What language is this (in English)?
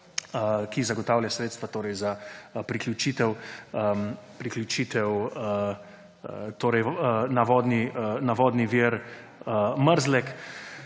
Slovenian